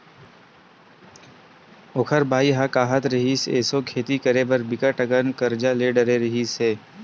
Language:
Chhattisgarhi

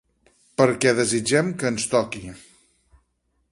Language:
Catalan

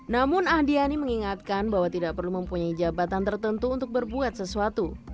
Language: Indonesian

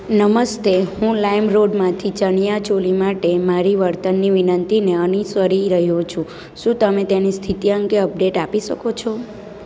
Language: Gujarati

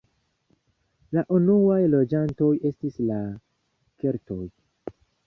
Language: Esperanto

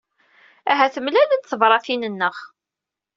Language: Kabyle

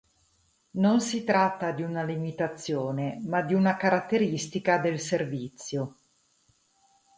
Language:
Italian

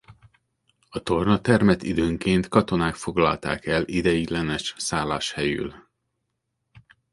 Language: Hungarian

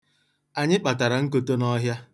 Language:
Igbo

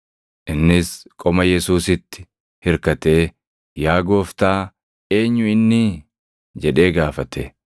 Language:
Oromo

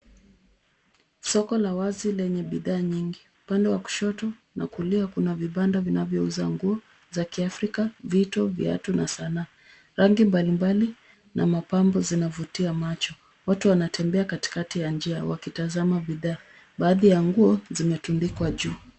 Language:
Swahili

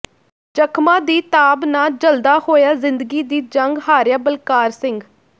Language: Punjabi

